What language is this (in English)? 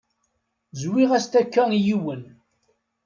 Kabyle